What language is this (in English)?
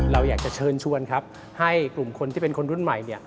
Thai